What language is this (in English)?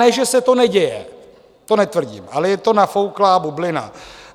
Czech